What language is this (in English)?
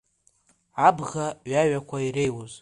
Abkhazian